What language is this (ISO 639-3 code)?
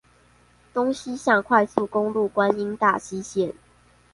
zho